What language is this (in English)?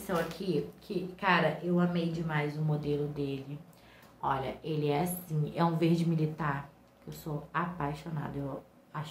Portuguese